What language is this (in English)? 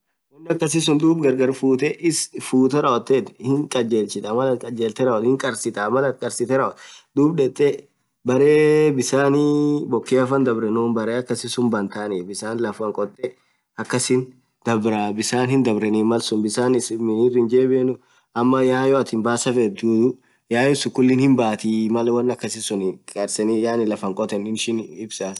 Orma